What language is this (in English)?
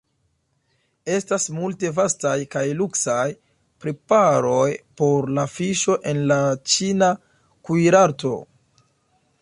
Esperanto